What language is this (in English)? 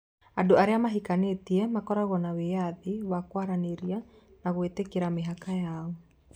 Kikuyu